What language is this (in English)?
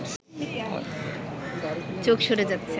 Bangla